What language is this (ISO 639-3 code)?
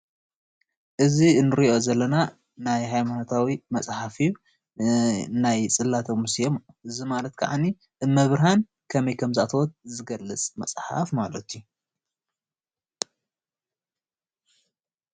tir